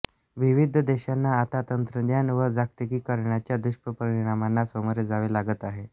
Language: Marathi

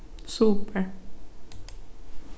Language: Faroese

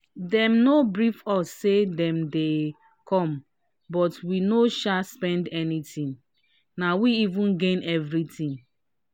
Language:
Nigerian Pidgin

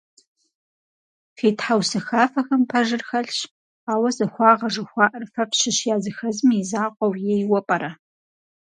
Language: Kabardian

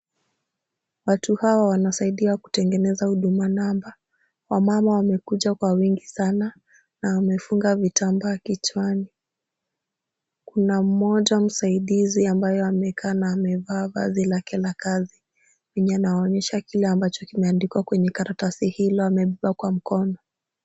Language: Swahili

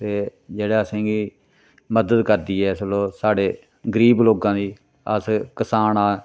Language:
Dogri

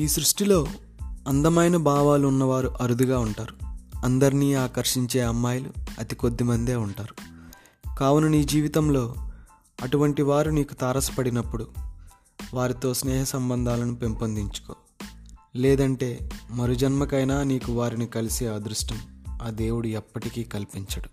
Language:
Telugu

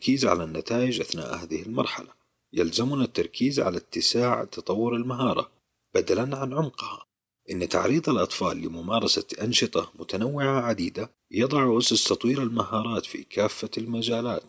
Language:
Arabic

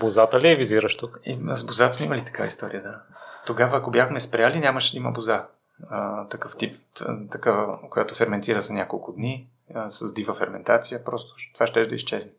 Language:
Bulgarian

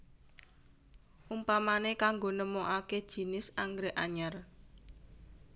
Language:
Javanese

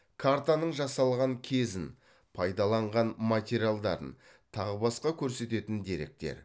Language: Kazakh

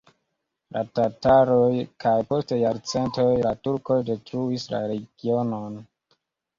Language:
Esperanto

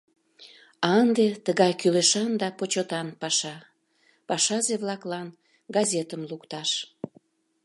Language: Mari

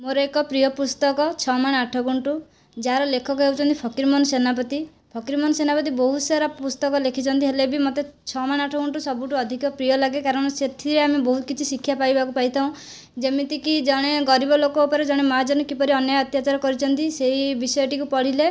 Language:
Odia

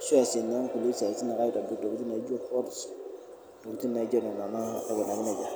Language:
Masai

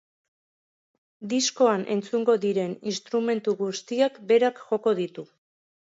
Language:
Basque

